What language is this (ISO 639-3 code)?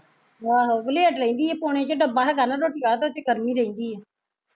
pan